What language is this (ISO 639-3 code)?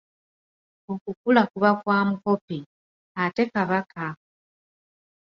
lug